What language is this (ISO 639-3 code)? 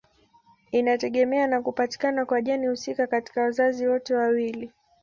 swa